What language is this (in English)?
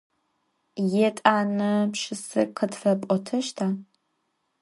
Adyghe